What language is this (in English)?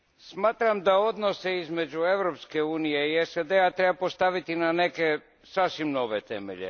Croatian